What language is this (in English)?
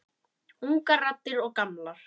Icelandic